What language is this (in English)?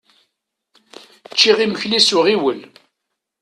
Kabyle